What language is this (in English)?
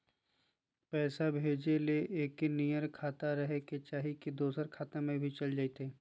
Magahi